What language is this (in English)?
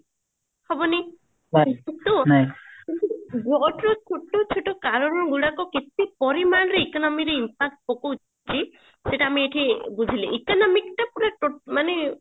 Odia